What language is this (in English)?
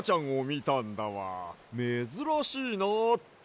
Japanese